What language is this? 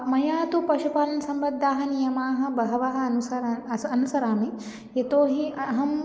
Sanskrit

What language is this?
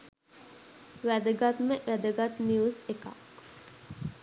Sinhala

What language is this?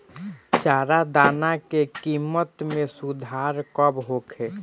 Bhojpuri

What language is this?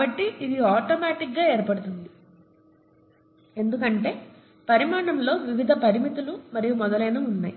Telugu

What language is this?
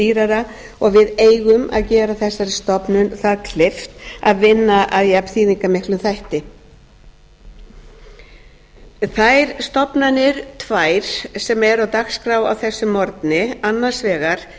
Icelandic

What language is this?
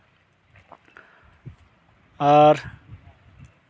Santali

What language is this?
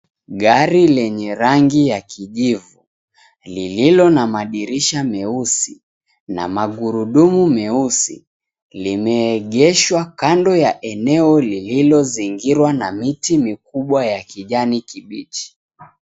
Swahili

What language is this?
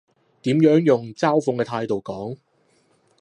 Cantonese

